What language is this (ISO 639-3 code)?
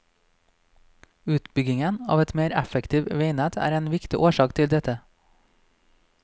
nor